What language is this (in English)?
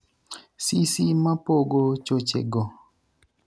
Luo (Kenya and Tanzania)